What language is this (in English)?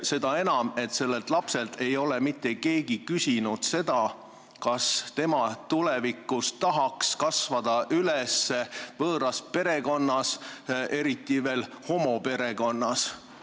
Estonian